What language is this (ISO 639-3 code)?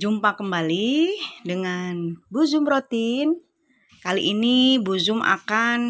ind